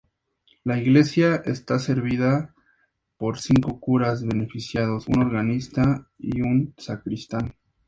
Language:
Spanish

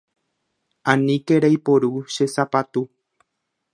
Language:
Guarani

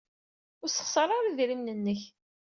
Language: Kabyle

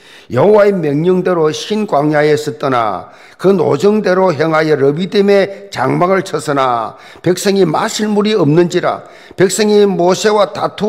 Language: Korean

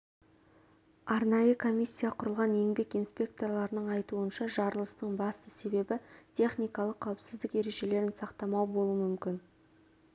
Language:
Kazakh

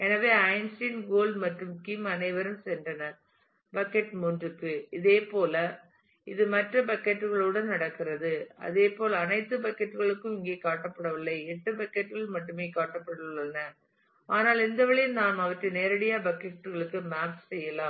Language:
Tamil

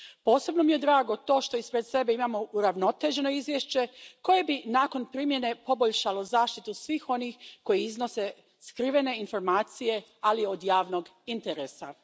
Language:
Croatian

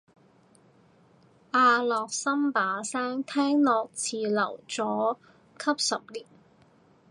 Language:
Cantonese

